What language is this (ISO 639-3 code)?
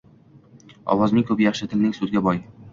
uzb